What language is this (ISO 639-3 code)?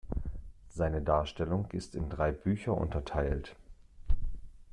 deu